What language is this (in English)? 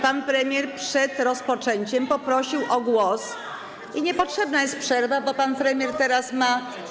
Polish